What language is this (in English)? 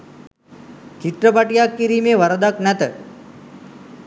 Sinhala